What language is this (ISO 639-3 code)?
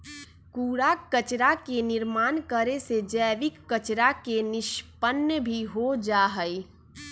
mag